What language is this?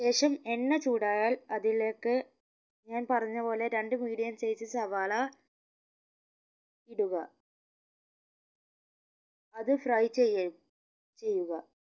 Malayalam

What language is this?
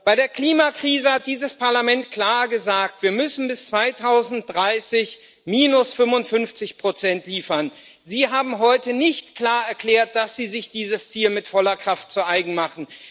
German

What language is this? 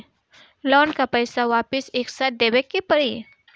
Bhojpuri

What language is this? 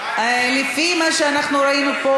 Hebrew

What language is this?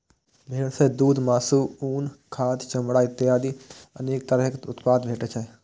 Maithili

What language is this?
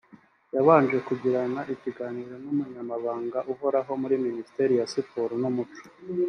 Kinyarwanda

